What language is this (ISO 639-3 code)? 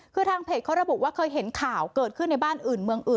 tha